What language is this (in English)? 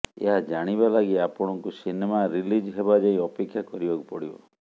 Odia